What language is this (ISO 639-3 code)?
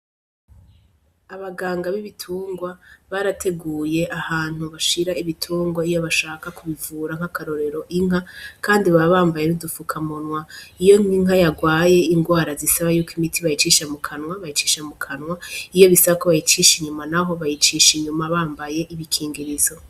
run